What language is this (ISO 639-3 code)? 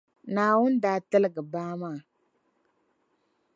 dag